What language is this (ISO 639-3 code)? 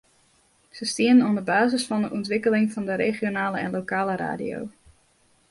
fry